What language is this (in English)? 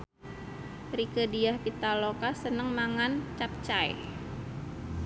Javanese